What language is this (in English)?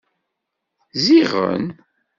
Kabyle